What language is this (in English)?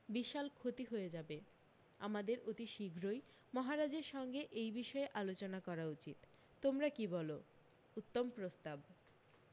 Bangla